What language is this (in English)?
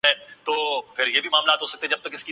Urdu